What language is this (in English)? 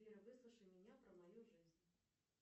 Russian